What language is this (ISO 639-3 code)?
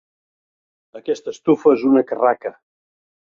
cat